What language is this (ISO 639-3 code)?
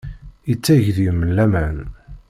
kab